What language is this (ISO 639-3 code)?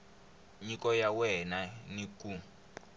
tso